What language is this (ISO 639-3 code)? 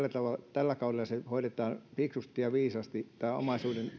fin